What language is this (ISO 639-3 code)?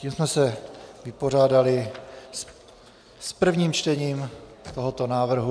ces